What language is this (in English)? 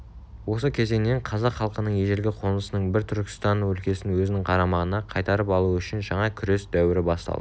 Kazakh